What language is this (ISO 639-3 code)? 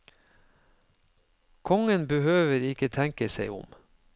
nor